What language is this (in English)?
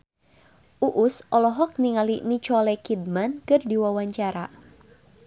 Sundanese